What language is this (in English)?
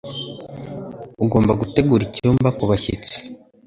Kinyarwanda